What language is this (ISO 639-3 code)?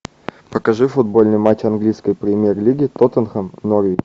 rus